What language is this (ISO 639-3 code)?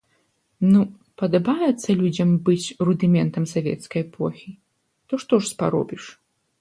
bel